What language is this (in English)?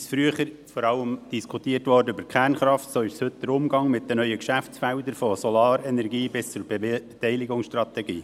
Swiss German